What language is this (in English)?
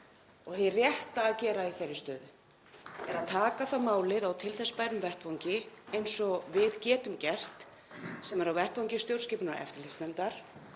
Icelandic